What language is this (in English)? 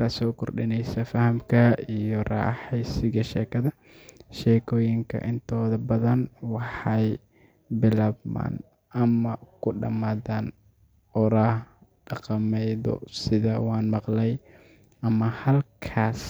Somali